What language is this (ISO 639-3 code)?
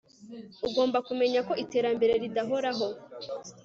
kin